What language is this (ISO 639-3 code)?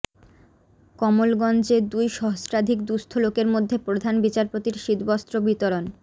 ben